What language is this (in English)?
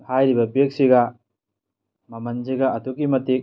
Manipuri